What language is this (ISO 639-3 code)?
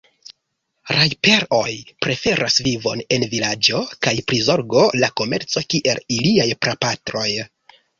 epo